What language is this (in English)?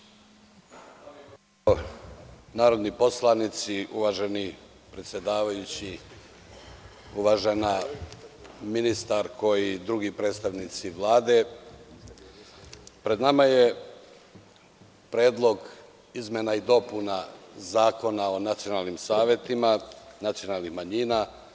Serbian